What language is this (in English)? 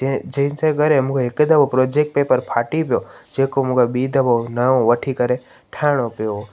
Sindhi